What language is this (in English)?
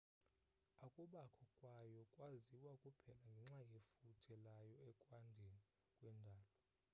Xhosa